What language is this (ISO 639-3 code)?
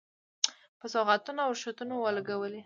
pus